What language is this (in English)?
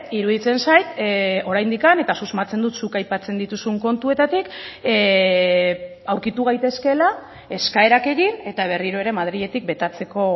Basque